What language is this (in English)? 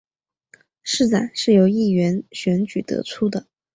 Chinese